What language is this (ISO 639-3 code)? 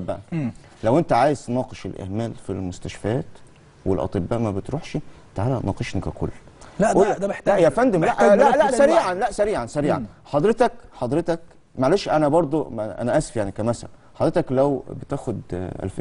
ara